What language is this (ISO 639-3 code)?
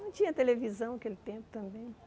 por